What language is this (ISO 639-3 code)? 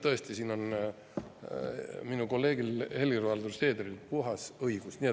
est